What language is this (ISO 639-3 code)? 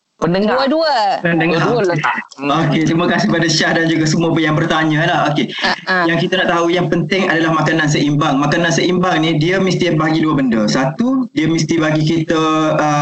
msa